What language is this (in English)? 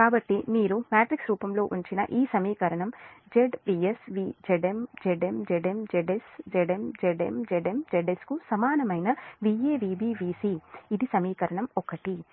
Telugu